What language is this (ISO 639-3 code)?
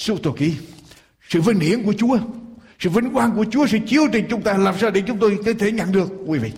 vie